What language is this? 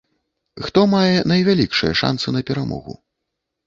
Belarusian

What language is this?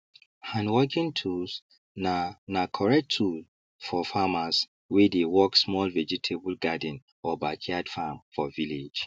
Nigerian Pidgin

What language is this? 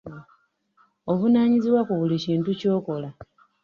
Ganda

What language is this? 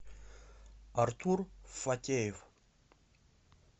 Russian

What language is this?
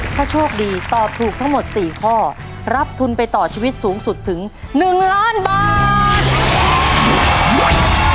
Thai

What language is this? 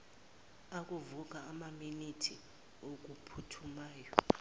Zulu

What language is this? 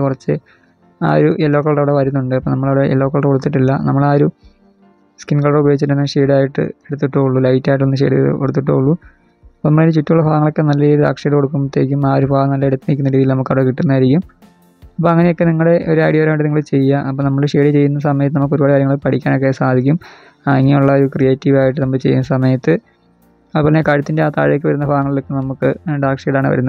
Malayalam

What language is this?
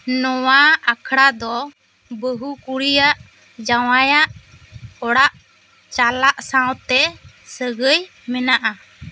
Santali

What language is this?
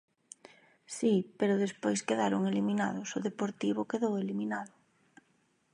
Galician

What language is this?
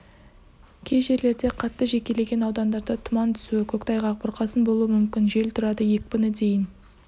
Kazakh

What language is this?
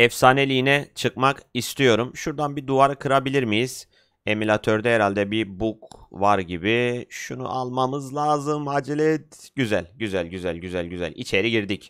Turkish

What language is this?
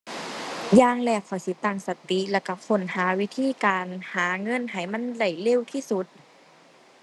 Thai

